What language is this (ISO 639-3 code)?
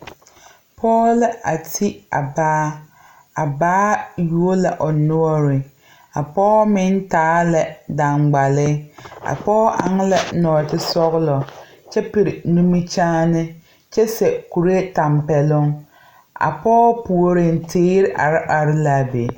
dga